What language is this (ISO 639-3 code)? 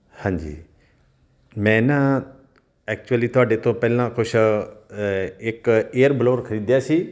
pan